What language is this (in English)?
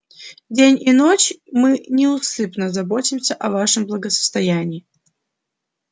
Russian